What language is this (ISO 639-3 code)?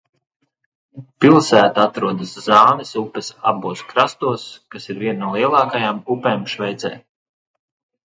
lav